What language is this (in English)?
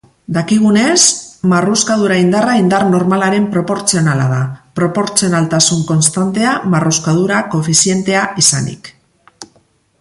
Basque